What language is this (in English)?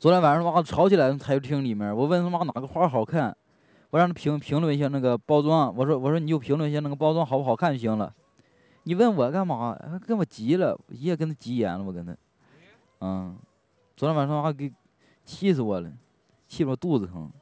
Chinese